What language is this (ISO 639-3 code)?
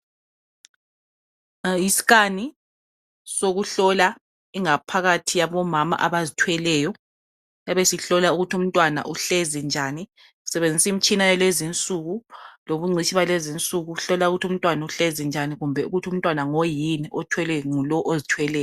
nde